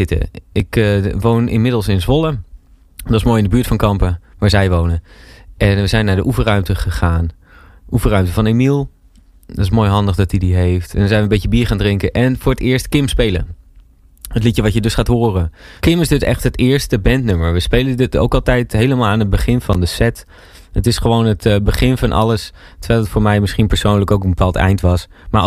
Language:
Dutch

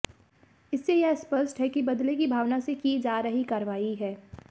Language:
Hindi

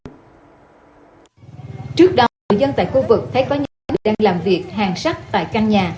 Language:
Vietnamese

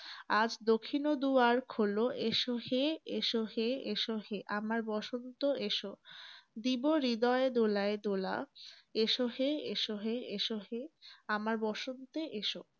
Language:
Bangla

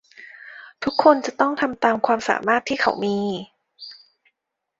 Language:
Thai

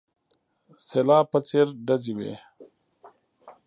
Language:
Pashto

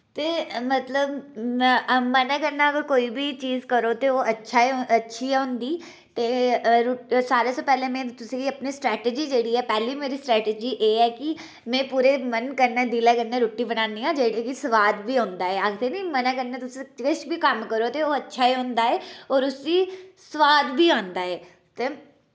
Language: Dogri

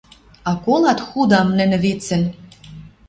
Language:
Western Mari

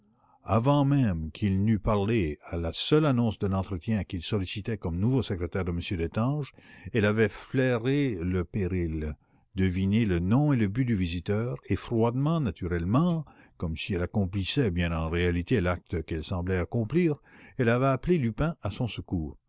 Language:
French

